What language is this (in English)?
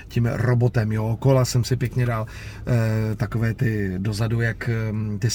Czech